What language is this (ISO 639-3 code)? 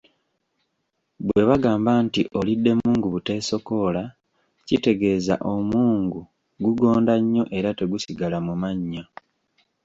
lug